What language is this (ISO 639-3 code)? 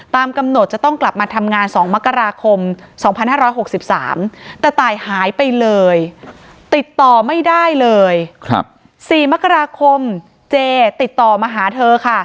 tha